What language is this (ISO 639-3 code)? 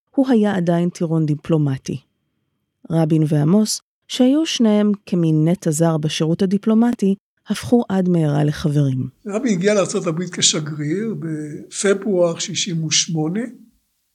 heb